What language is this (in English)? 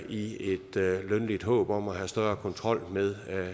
Danish